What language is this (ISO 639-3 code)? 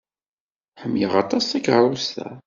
kab